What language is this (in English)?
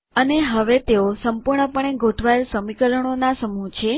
Gujarati